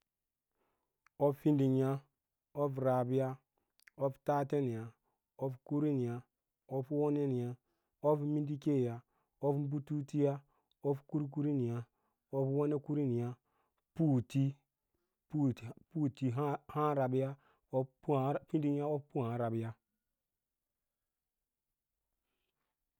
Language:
Lala-Roba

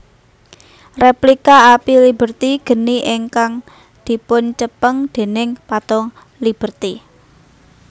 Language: Javanese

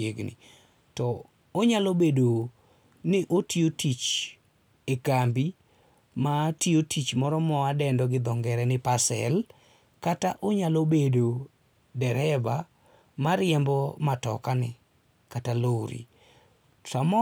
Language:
Luo (Kenya and Tanzania)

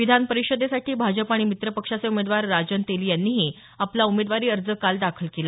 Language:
Marathi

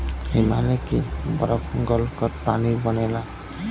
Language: Bhojpuri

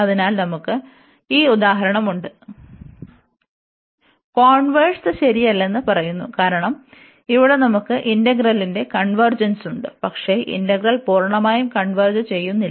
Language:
Malayalam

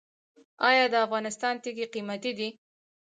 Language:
Pashto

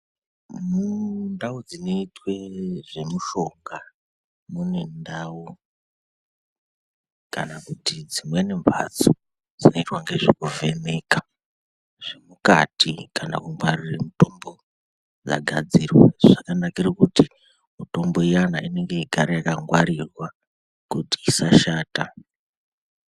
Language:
Ndau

